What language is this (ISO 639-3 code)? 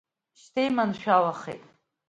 abk